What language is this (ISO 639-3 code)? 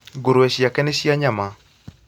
kik